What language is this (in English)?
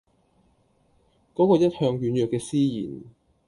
Cantonese